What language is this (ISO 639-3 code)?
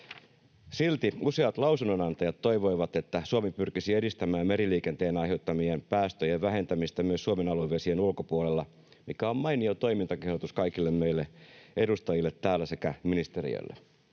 fin